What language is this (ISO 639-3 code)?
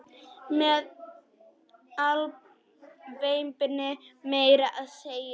isl